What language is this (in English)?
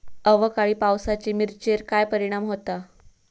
Marathi